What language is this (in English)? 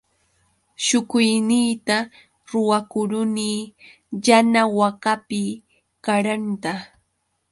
Yauyos Quechua